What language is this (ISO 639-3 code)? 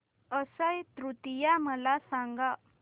mar